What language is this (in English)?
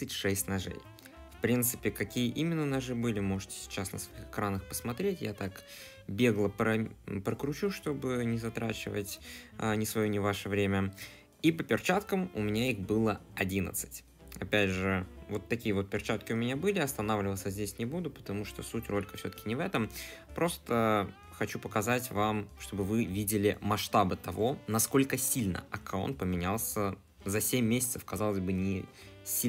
Russian